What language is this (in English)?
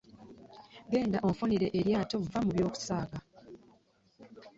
Ganda